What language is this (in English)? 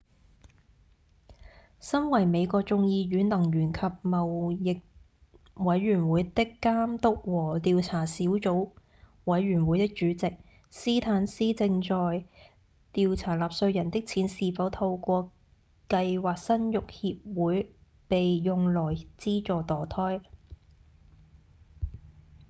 Cantonese